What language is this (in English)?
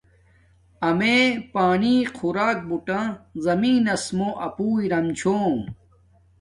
Domaaki